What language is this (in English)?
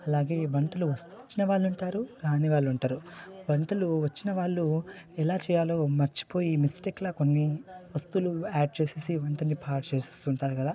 Telugu